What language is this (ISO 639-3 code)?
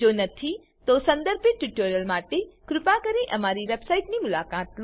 guj